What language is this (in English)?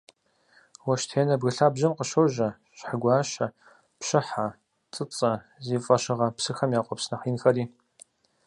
Kabardian